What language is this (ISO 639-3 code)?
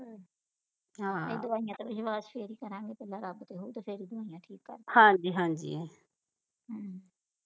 pan